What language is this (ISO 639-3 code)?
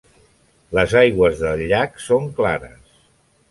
cat